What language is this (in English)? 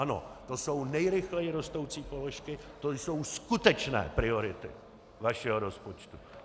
Czech